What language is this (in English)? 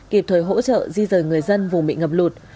Vietnamese